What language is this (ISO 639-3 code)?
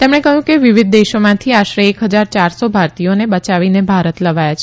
guj